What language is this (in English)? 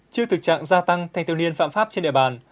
Vietnamese